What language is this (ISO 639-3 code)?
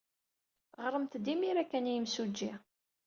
kab